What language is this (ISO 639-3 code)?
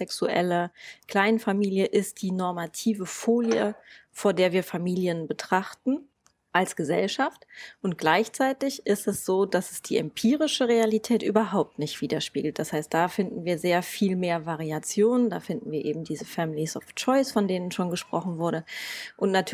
deu